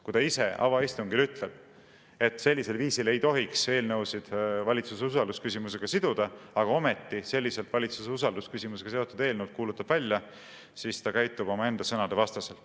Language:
Estonian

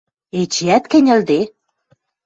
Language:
Western Mari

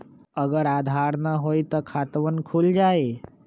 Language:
Magahi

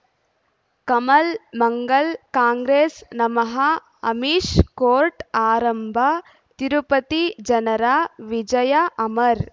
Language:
Kannada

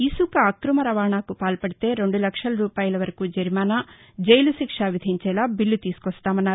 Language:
Telugu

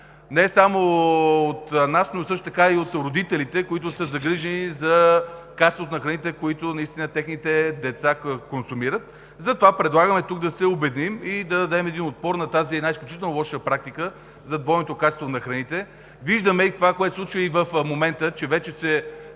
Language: Bulgarian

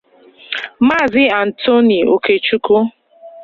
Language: Igbo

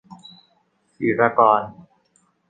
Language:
Thai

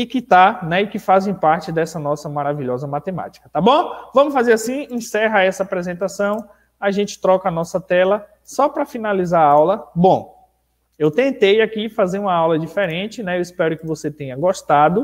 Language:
Portuguese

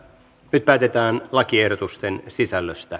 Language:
Finnish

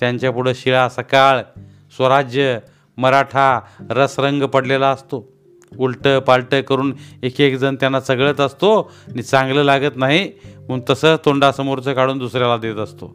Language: Marathi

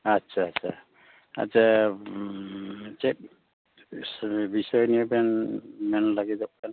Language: Santali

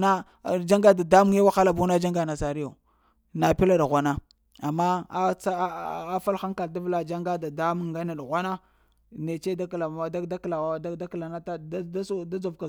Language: Lamang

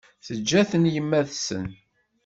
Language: Kabyle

